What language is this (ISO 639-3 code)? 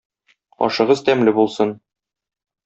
tat